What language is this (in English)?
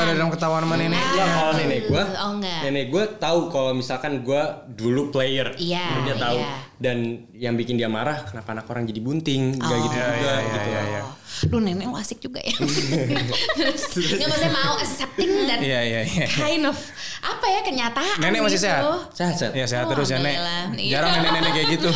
Indonesian